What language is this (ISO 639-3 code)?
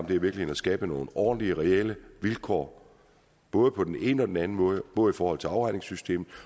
dan